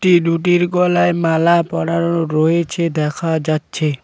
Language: Bangla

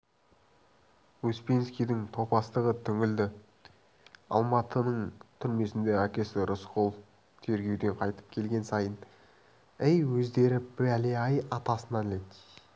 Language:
Kazakh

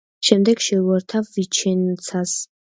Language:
Georgian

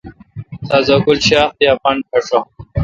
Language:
Kalkoti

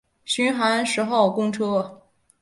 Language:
Chinese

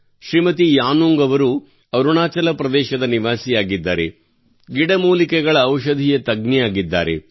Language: Kannada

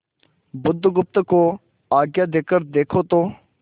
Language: Hindi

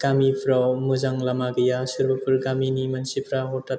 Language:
Bodo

